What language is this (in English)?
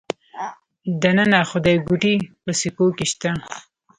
Pashto